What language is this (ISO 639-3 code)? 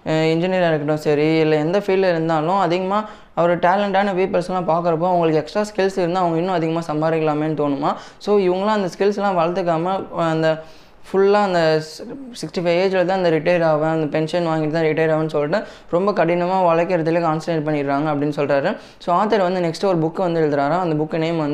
tam